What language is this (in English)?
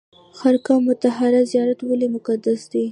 Pashto